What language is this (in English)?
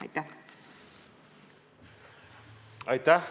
Estonian